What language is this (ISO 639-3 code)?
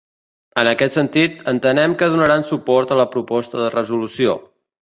cat